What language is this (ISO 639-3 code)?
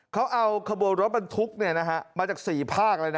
tha